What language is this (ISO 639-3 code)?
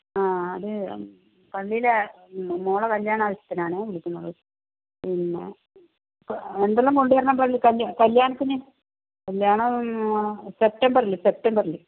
mal